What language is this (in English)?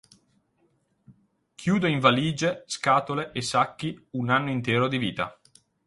Italian